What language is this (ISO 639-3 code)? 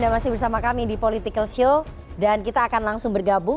ind